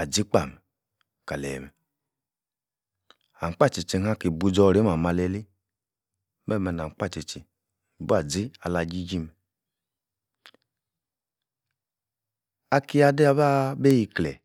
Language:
Yace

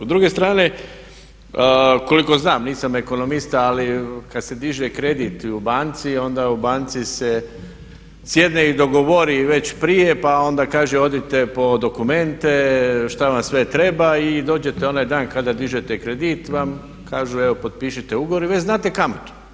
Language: Croatian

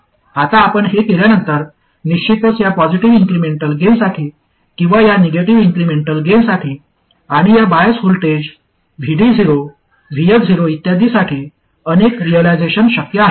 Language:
Marathi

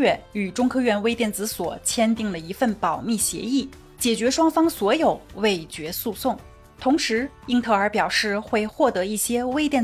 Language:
Chinese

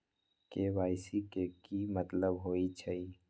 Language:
Magahi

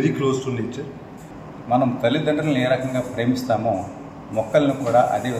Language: Telugu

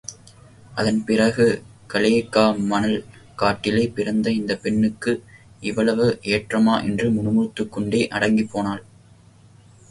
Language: Tamil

